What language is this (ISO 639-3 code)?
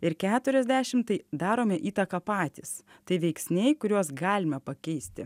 lit